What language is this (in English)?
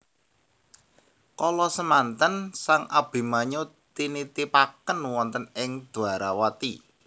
Javanese